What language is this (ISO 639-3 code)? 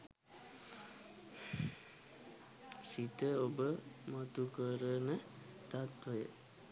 sin